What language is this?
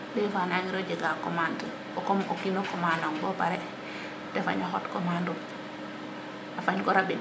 Serer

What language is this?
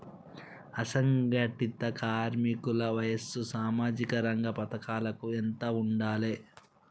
Telugu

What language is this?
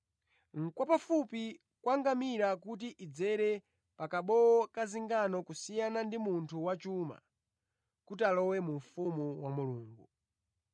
Nyanja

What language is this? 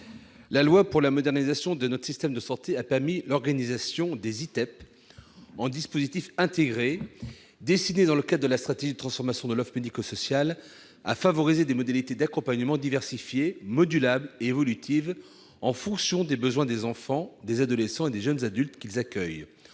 French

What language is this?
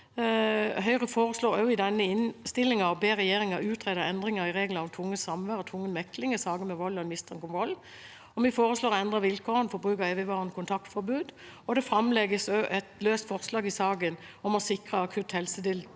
Norwegian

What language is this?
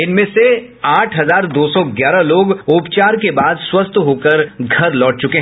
Hindi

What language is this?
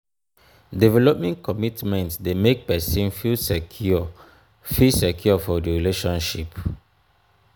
Nigerian Pidgin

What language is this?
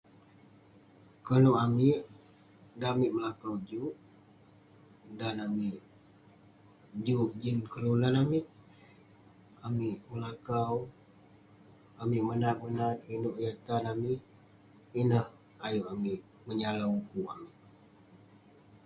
Western Penan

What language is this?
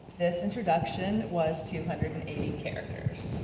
English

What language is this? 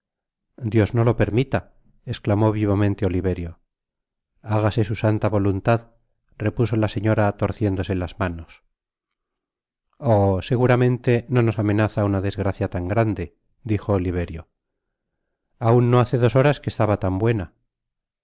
Spanish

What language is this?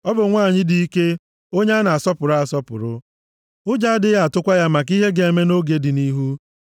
Igbo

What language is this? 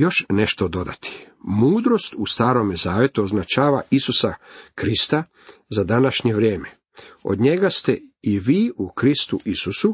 Croatian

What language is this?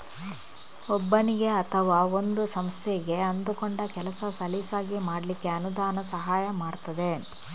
Kannada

